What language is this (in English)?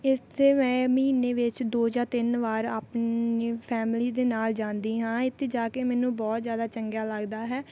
Punjabi